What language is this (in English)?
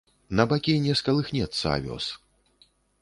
Belarusian